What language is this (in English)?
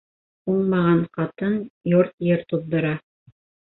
Bashkir